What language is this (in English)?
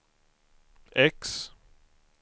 Swedish